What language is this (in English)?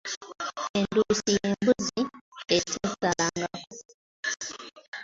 Ganda